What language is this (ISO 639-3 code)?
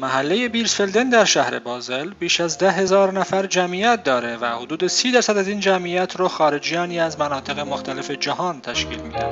fas